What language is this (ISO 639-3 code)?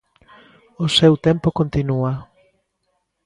glg